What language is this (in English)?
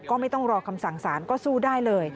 Thai